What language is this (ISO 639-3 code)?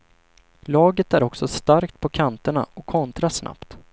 swe